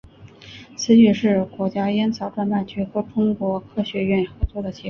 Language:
Chinese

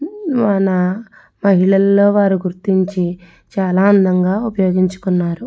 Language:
Telugu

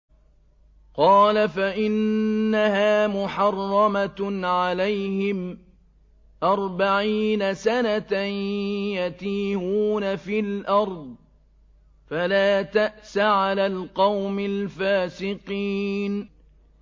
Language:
Arabic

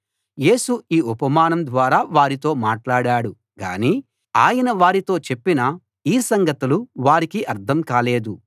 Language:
Telugu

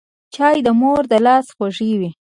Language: Pashto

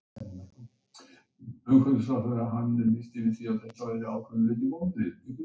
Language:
Icelandic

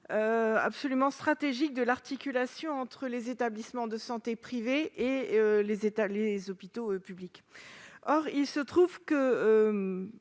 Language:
French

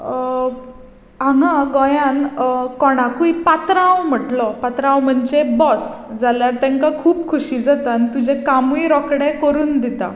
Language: Konkani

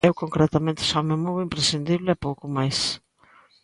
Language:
Galician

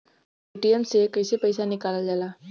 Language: Bhojpuri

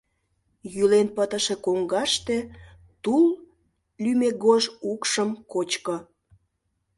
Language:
Mari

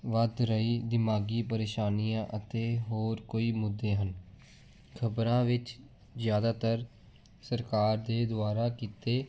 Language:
Punjabi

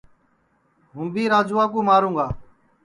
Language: Sansi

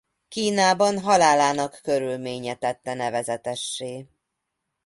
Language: Hungarian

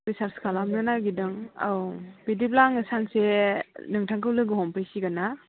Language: Bodo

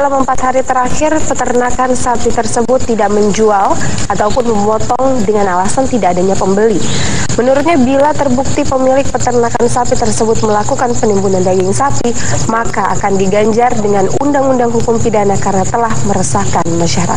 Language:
Indonesian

